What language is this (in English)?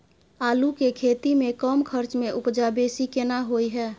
Maithili